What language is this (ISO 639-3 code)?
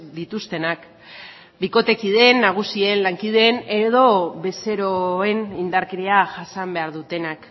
eus